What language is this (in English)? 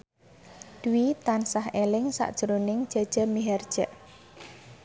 Javanese